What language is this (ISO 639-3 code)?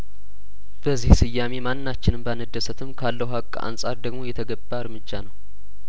amh